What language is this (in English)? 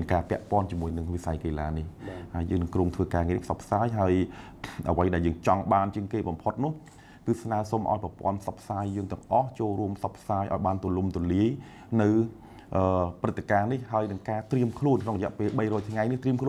Thai